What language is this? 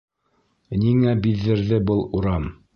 Bashkir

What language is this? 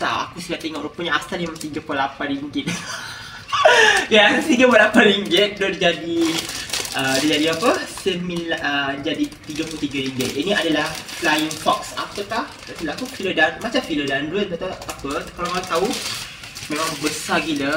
Malay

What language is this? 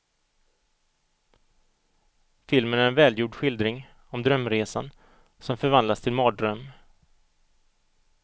Swedish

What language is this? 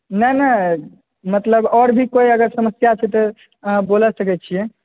Maithili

